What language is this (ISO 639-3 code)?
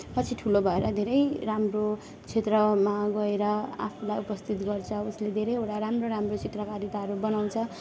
nep